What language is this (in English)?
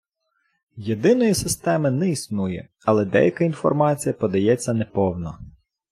Ukrainian